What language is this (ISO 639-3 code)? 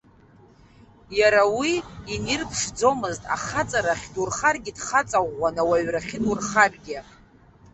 abk